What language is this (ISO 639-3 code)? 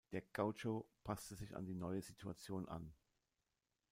deu